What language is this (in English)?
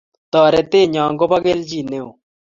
Kalenjin